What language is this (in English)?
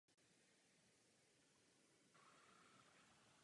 Czech